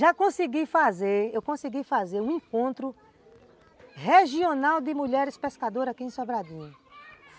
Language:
Portuguese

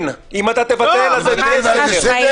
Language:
Hebrew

